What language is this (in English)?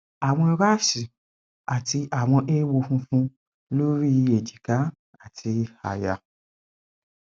Yoruba